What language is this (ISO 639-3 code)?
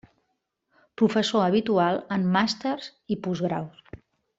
cat